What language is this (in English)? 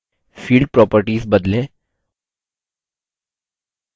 Hindi